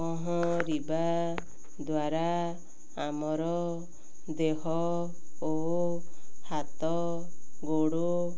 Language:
Odia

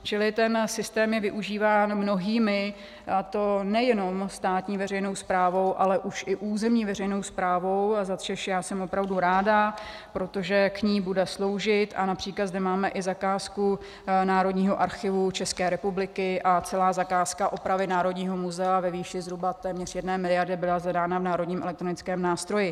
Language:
Czech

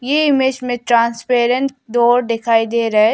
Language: Hindi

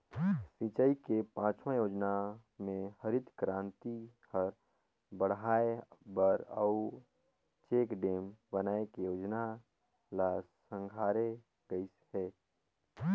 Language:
Chhattisgarhi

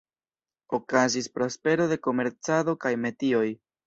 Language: Esperanto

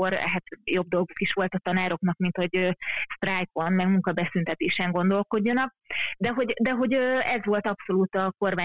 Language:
Hungarian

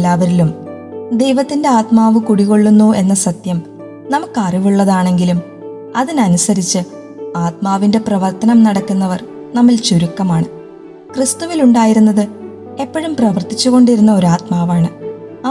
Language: Malayalam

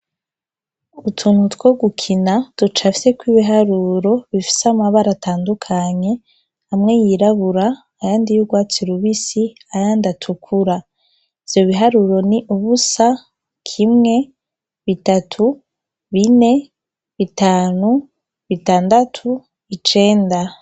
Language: Rundi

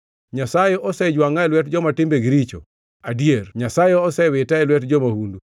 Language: Luo (Kenya and Tanzania)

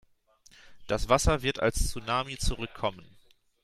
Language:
German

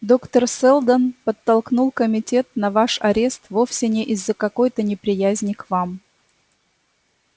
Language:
Russian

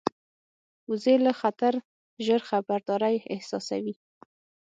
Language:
Pashto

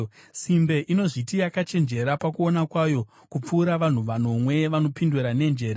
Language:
Shona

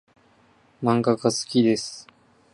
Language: Japanese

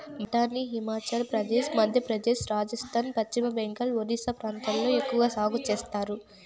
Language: Telugu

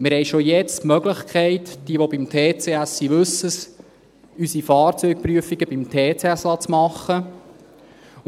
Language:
Swiss German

